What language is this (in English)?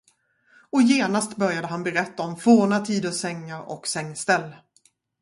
Swedish